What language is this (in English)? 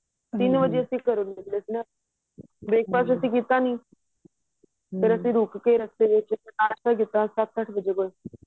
Punjabi